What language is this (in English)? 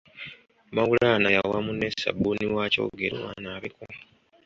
Ganda